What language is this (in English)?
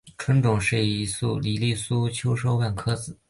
Chinese